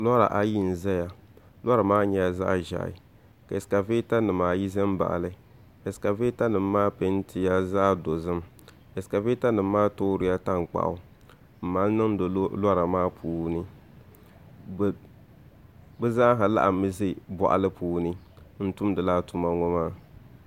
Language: Dagbani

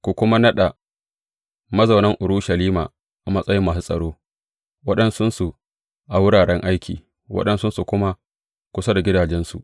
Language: Hausa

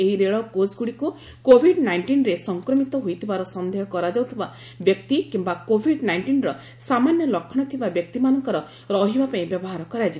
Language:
Odia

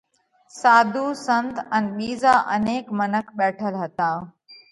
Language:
Parkari Koli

